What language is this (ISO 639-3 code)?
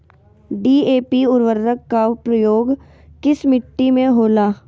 mag